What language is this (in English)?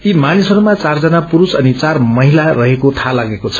Nepali